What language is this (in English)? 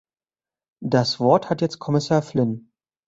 German